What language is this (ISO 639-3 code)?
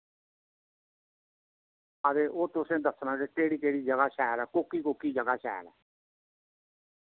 doi